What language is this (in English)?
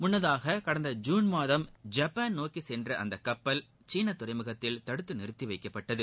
Tamil